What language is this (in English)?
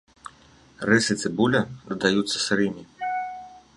Belarusian